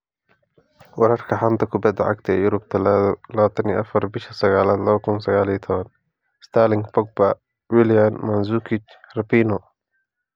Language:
Somali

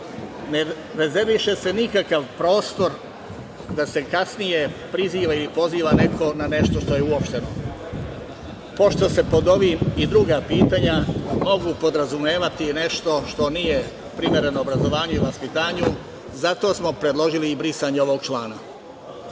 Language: Serbian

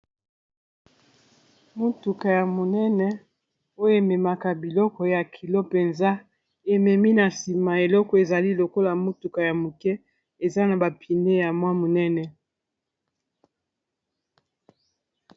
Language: Lingala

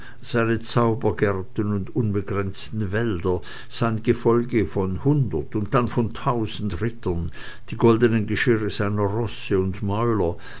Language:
German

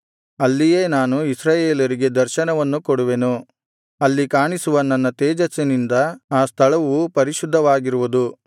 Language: Kannada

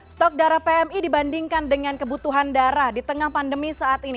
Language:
Indonesian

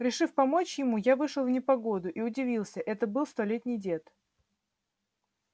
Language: Russian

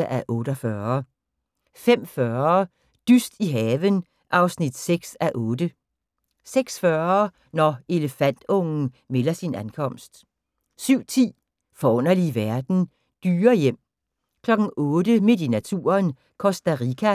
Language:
Danish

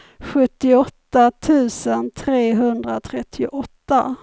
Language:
Swedish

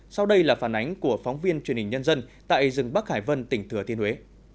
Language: Vietnamese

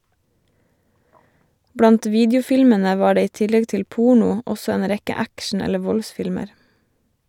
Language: Norwegian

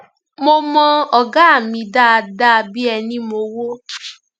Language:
Yoruba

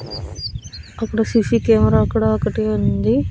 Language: Telugu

